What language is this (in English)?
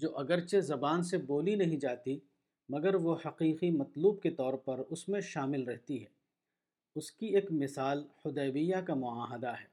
Urdu